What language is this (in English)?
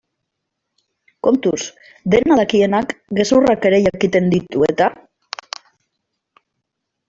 Basque